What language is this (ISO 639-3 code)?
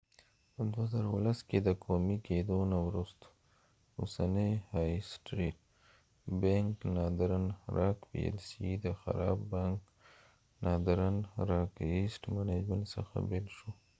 pus